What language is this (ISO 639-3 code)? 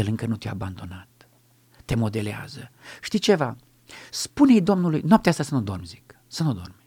ron